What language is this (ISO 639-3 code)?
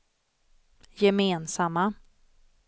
swe